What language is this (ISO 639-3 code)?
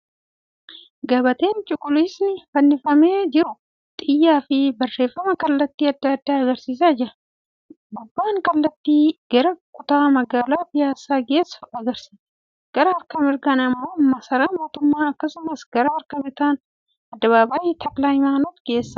orm